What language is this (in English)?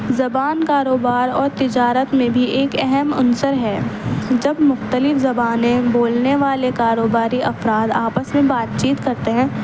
Urdu